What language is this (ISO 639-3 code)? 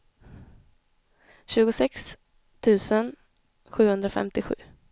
swe